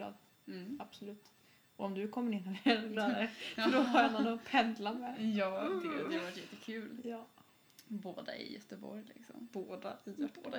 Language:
Swedish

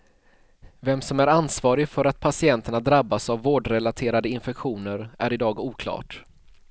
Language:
Swedish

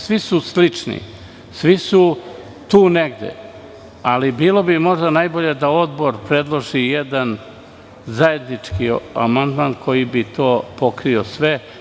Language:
Serbian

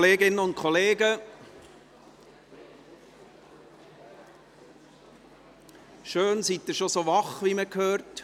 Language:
Swiss German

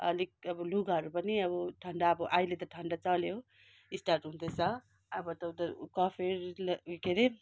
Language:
Nepali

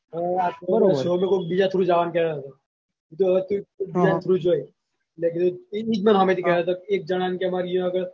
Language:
Gujarati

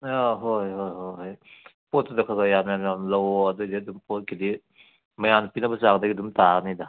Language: Manipuri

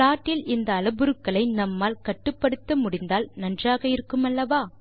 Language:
Tamil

